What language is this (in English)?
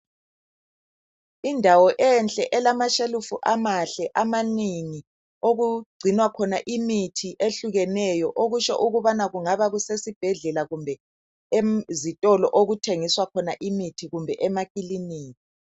North Ndebele